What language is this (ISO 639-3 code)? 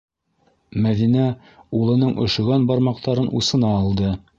bak